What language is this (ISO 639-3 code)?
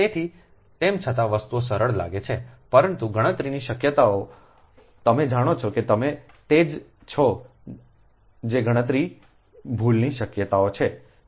guj